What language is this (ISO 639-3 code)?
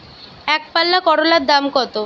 ben